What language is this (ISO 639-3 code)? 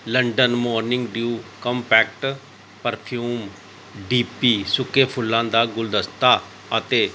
pan